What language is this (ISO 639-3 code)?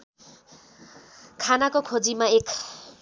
nep